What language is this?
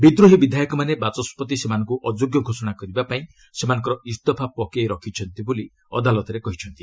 Odia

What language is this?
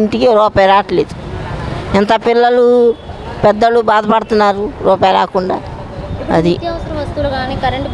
Telugu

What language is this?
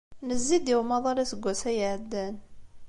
Kabyle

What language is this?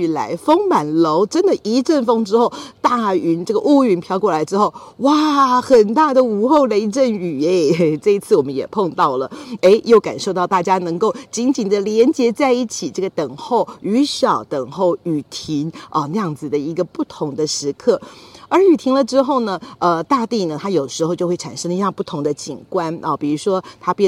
Chinese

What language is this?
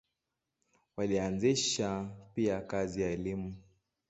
Swahili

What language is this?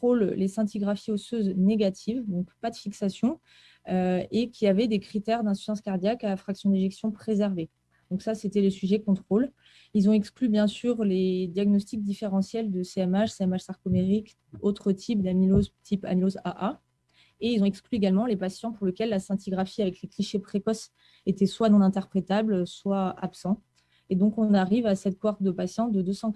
French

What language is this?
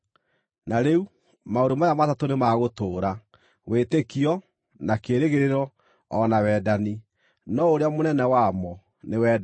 Kikuyu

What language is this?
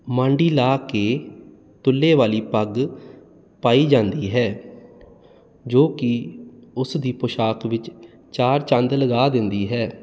Punjabi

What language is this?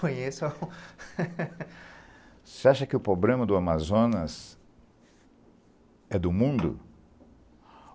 Portuguese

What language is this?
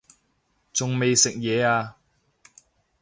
Cantonese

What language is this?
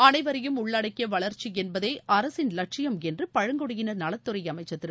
Tamil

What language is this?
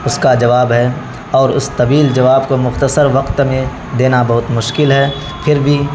Urdu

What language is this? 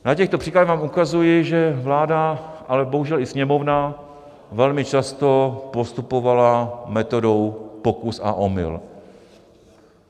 Czech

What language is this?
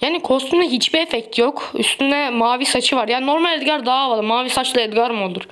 Turkish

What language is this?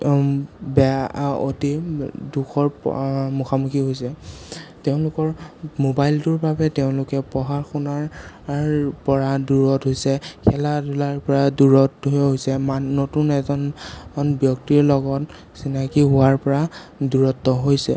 Assamese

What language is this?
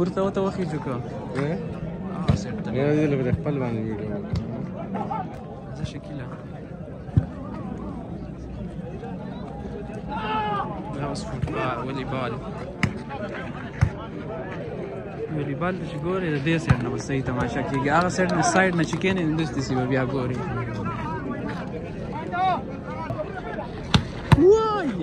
Arabic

